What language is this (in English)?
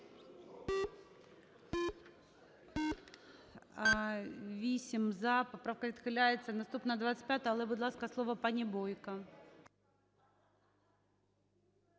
Ukrainian